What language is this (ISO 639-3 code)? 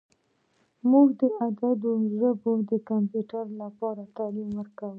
pus